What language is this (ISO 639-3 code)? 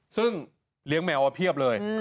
tha